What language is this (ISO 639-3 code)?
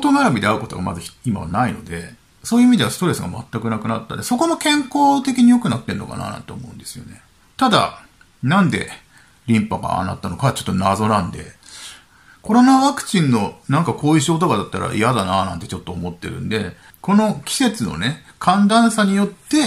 jpn